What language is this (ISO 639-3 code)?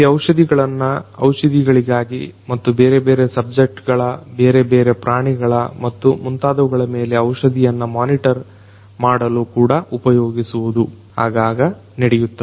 kan